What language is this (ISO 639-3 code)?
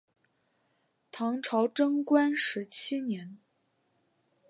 zho